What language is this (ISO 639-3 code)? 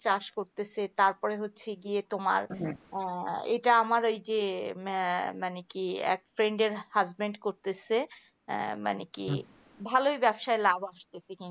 ben